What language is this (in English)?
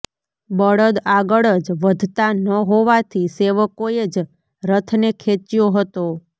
Gujarati